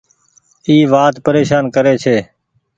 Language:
Goaria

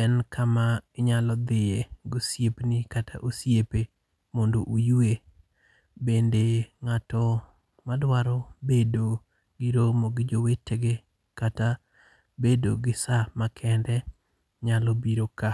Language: Luo (Kenya and Tanzania)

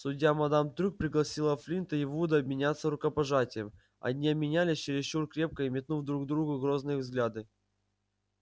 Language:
Russian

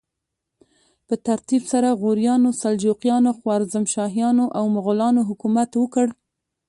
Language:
Pashto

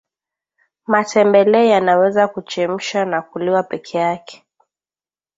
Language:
Swahili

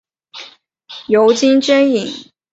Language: Chinese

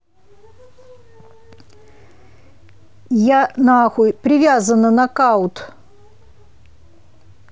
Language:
Russian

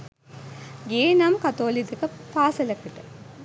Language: Sinhala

